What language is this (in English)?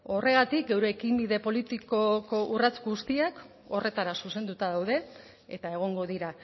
Basque